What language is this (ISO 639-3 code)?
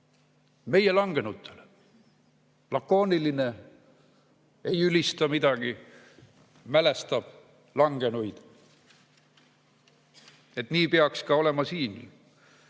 est